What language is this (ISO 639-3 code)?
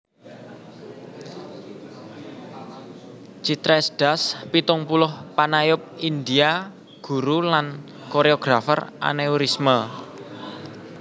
jav